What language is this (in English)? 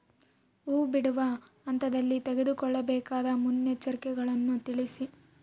Kannada